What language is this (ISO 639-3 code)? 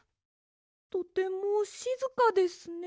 jpn